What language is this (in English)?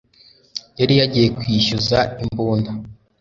Kinyarwanda